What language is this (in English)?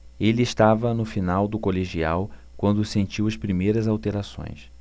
Portuguese